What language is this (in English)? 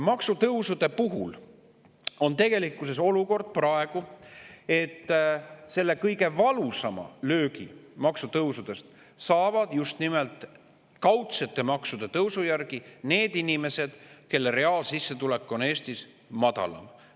Estonian